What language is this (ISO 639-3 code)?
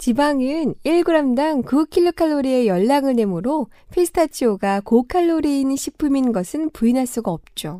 kor